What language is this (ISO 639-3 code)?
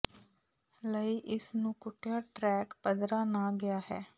pan